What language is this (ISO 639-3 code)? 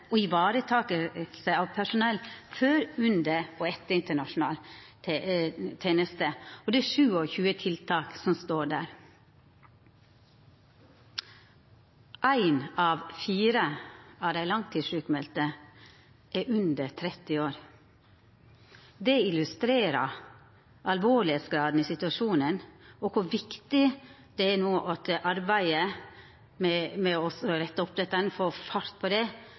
nno